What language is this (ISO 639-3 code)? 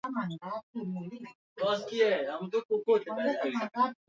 swa